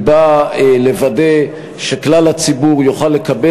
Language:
Hebrew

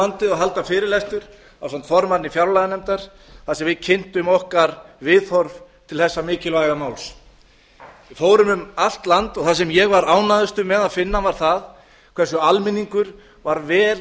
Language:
Icelandic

